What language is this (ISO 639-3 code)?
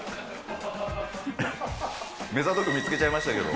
jpn